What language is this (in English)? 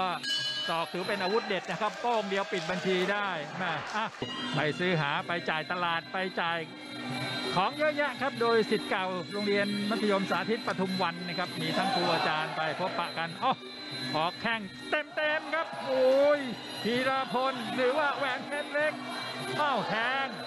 Thai